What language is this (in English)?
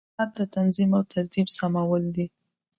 Pashto